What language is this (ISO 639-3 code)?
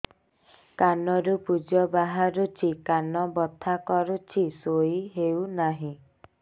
ori